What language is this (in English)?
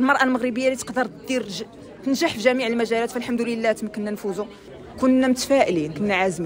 Arabic